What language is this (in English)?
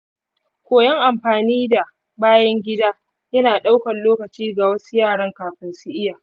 Hausa